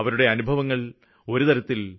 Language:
Malayalam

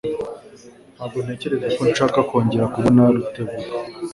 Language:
Kinyarwanda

